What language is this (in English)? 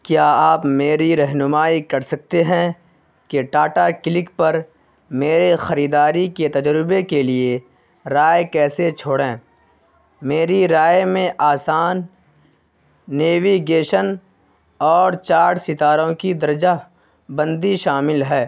Urdu